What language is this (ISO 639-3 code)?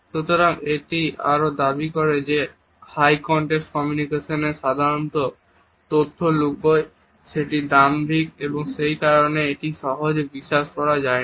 ben